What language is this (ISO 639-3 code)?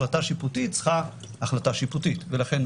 heb